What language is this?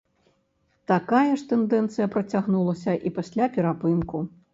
Belarusian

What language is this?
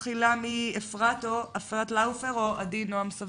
Hebrew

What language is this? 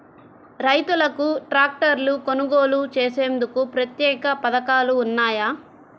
Telugu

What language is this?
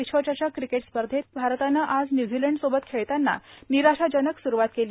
Marathi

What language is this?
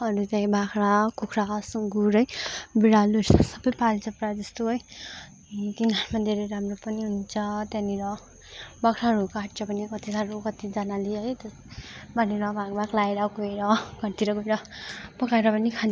Nepali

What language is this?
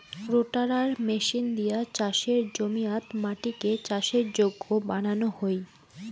Bangla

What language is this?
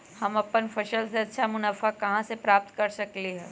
Magahi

